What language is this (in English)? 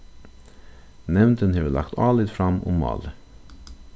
Faroese